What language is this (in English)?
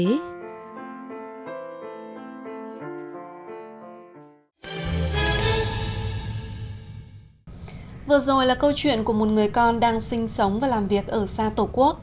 Vietnamese